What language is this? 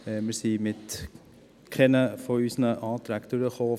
Swiss German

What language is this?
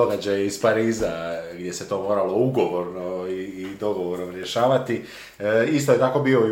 Croatian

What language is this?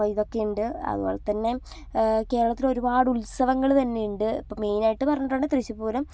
Malayalam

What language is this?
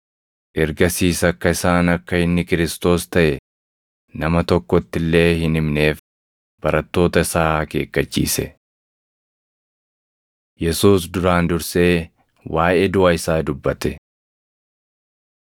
Oromo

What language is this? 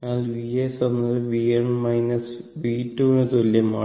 Malayalam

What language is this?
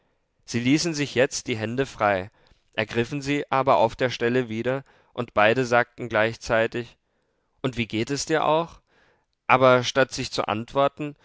German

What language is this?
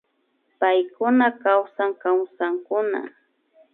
Imbabura Highland Quichua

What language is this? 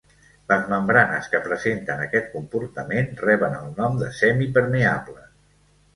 Catalan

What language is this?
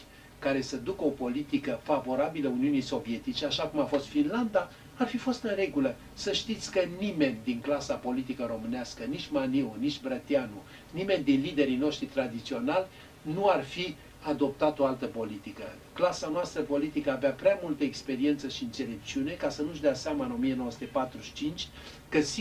Romanian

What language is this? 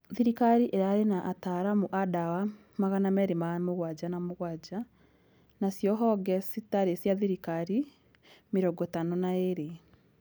Kikuyu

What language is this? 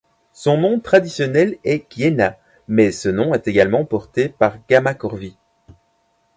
French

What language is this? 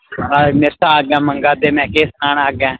Dogri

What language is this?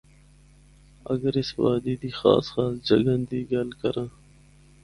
Northern Hindko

